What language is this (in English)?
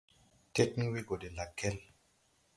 Tupuri